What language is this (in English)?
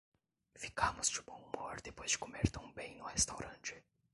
Portuguese